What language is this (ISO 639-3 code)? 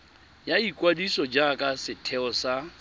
tsn